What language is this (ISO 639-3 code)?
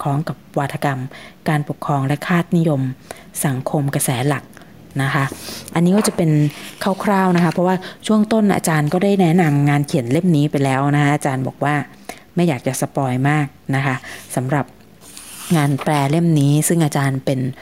tha